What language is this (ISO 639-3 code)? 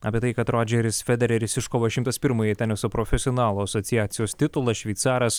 lit